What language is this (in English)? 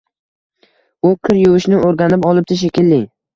Uzbek